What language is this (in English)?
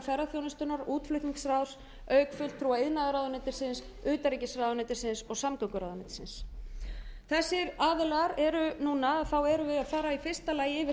Icelandic